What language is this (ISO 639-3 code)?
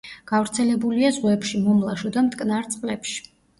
kat